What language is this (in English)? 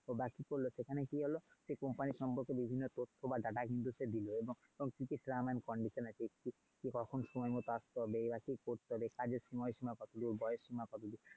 Bangla